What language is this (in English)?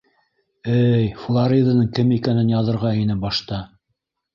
Bashkir